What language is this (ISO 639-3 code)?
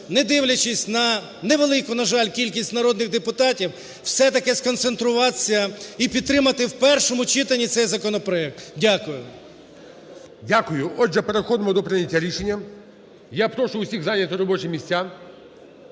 ukr